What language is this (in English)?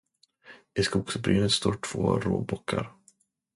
Swedish